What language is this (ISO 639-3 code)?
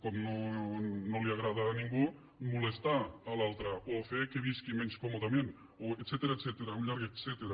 cat